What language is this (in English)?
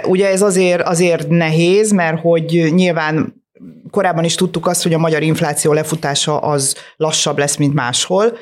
Hungarian